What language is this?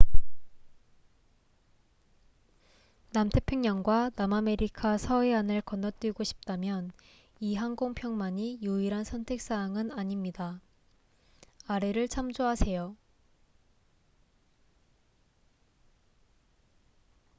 Korean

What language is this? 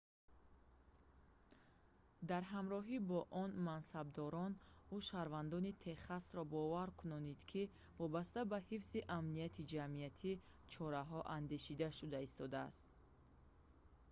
Tajik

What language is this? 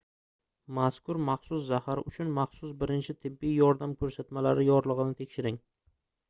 Uzbek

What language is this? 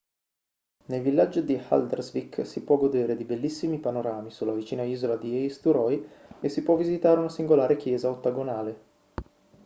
Italian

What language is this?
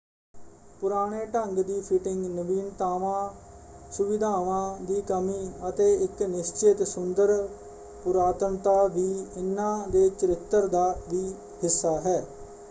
Punjabi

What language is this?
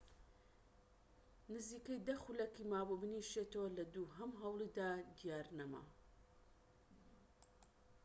Central Kurdish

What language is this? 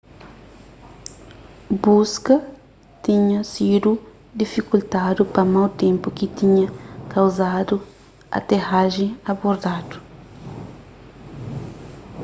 Kabuverdianu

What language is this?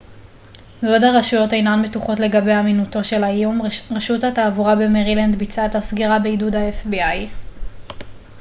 Hebrew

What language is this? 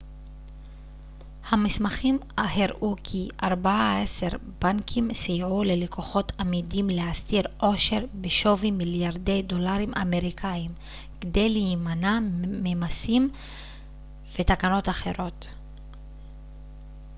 Hebrew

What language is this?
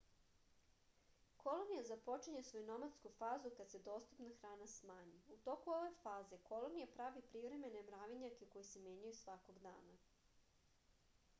Serbian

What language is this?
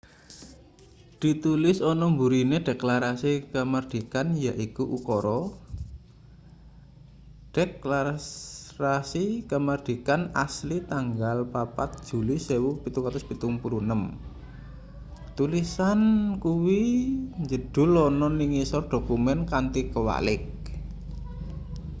Javanese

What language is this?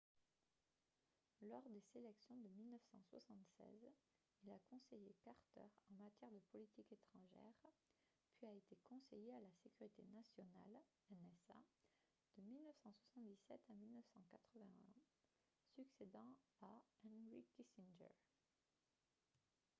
French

